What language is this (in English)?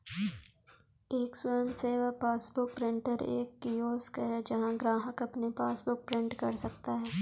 Hindi